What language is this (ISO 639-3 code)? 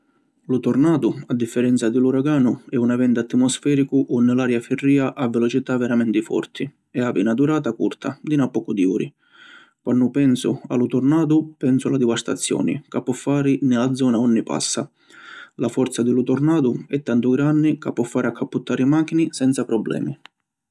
scn